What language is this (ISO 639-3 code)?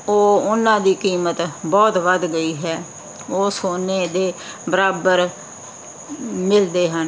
pan